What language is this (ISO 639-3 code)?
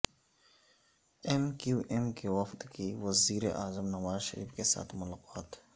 urd